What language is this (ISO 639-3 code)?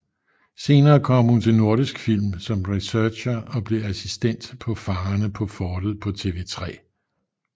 dan